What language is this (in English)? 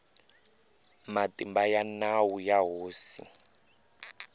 Tsonga